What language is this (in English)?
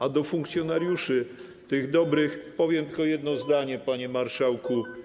Polish